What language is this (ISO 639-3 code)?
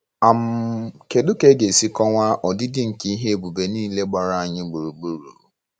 ibo